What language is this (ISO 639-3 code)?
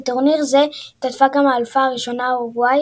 heb